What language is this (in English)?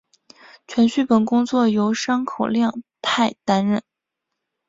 Chinese